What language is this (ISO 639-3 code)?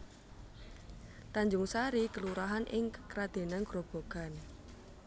jav